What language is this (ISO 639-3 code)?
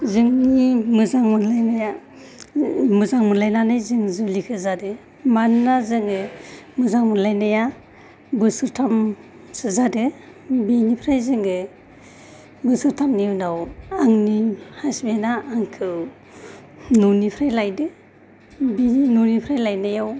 brx